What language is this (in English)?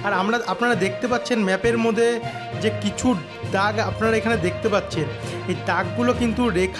Thai